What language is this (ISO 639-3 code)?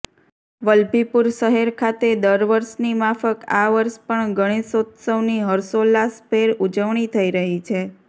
guj